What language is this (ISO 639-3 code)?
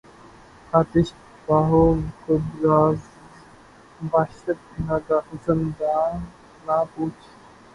urd